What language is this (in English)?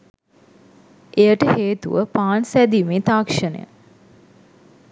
Sinhala